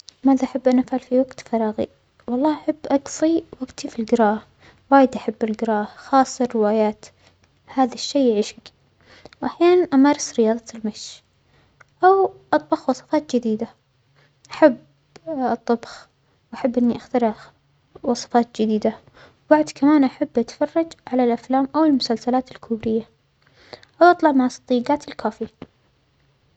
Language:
Omani Arabic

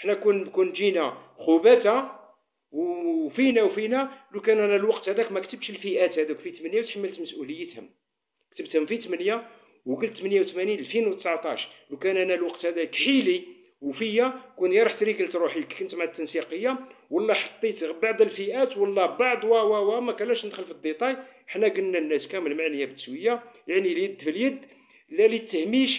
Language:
Arabic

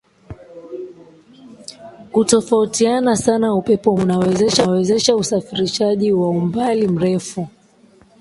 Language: Swahili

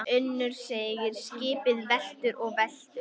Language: Icelandic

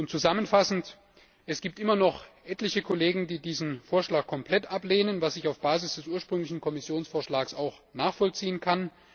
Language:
German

